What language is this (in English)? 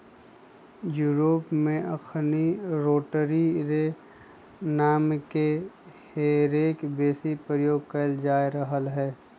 Magahi